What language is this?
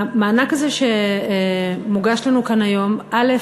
Hebrew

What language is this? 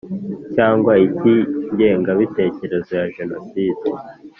Kinyarwanda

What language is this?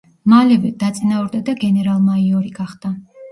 Georgian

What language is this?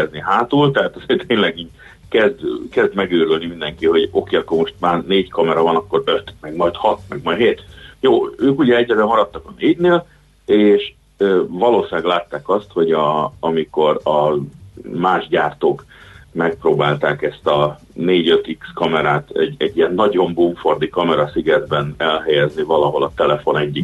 Hungarian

